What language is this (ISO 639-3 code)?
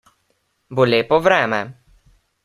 slv